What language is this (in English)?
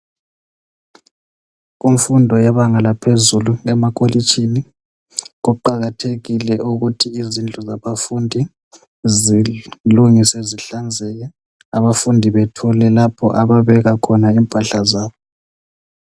North Ndebele